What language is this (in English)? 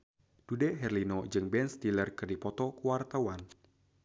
Sundanese